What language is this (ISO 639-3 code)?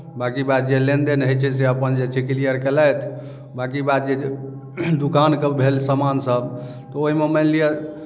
mai